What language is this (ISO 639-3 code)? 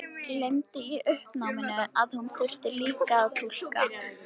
isl